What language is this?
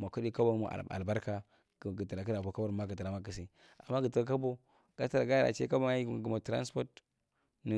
Marghi Central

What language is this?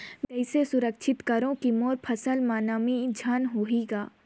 Chhattisgarhi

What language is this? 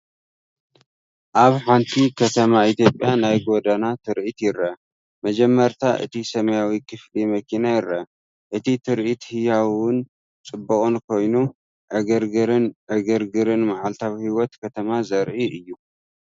Tigrinya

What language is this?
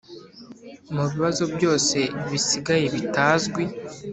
Kinyarwanda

